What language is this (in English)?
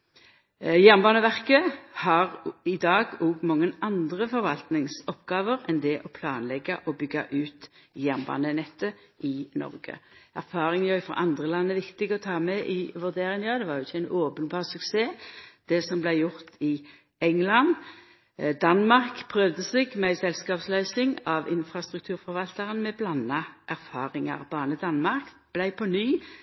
Norwegian Nynorsk